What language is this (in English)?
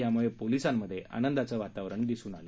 Marathi